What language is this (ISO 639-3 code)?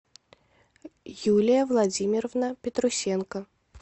rus